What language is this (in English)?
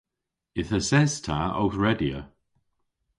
Cornish